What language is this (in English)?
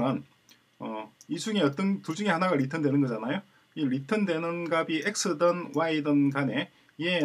Korean